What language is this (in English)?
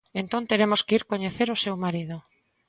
Galician